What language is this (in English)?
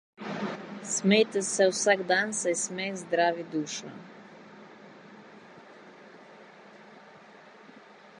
Slovenian